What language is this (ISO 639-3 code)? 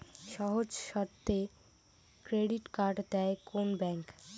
ben